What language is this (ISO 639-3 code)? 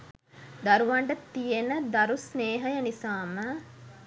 sin